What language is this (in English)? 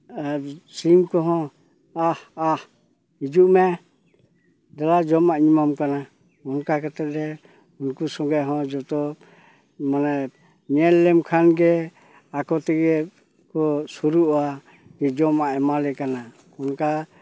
Santali